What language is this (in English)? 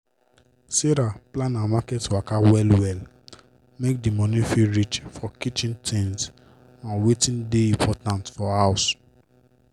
Nigerian Pidgin